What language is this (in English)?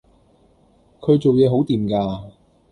Cantonese